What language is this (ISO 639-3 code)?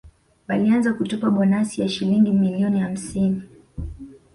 swa